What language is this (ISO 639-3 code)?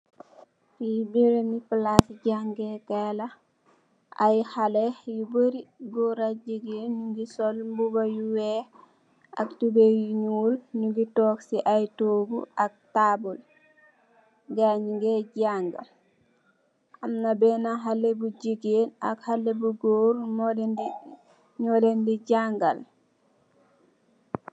wol